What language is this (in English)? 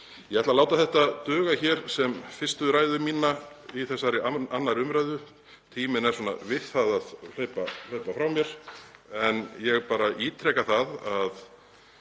Icelandic